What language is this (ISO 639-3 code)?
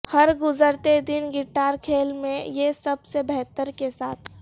urd